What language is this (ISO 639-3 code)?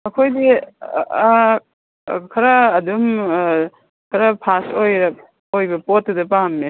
mni